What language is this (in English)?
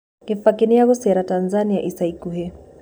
Kikuyu